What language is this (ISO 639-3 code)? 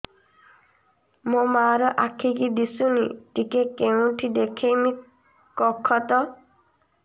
ori